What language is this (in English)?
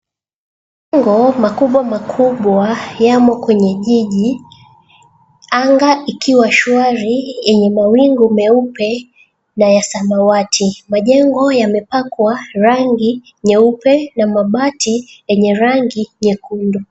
Swahili